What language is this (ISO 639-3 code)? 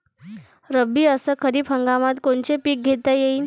mar